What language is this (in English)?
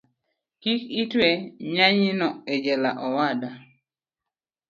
Luo (Kenya and Tanzania)